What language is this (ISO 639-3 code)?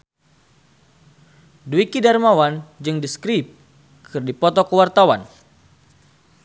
sun